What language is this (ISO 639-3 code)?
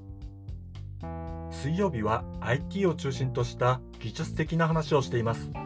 jpn